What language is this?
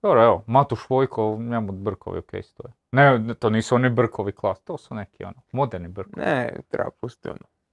Croatian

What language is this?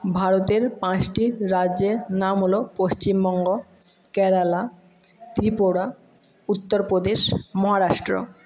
Bangla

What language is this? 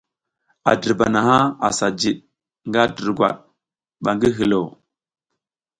South Giziga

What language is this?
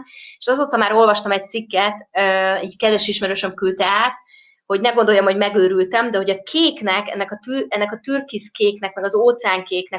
Hungarian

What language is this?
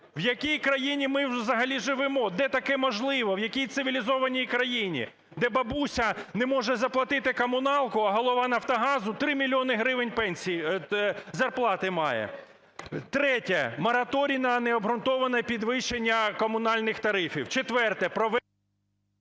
Ukrainian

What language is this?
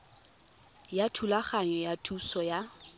Tswana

